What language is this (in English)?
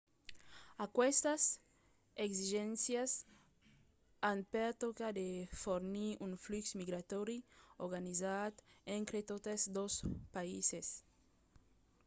Occitan